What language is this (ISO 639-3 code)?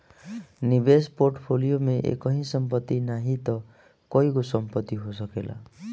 bho